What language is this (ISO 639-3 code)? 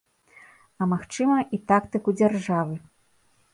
bel